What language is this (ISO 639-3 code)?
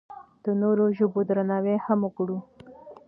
pus